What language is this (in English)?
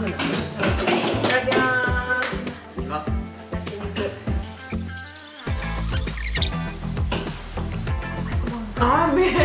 Japanese